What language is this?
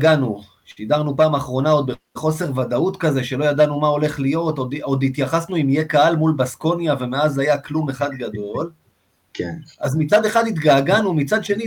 Hebrew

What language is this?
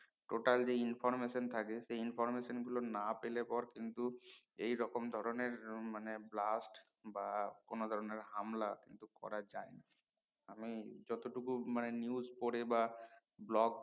Bangla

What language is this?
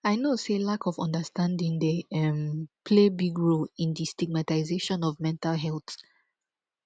Nigerian Pidgin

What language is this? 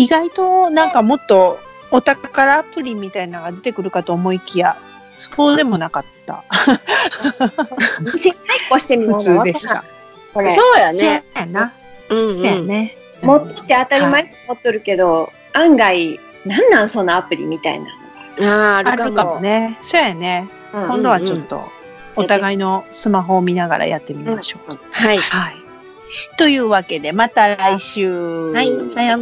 Japanese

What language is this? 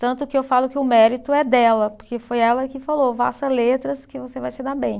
Portuguese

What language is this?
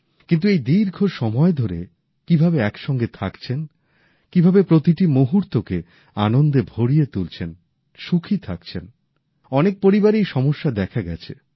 Bangla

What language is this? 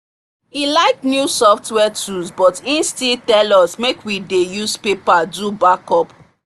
Nigerian Pidgin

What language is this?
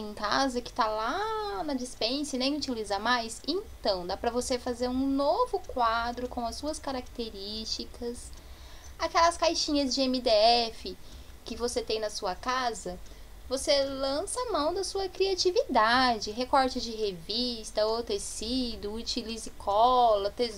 Portuguese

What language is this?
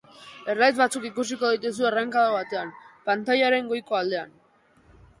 Basque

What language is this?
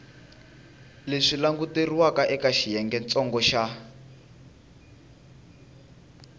Tsonga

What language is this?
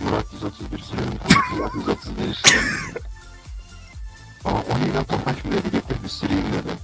Turkish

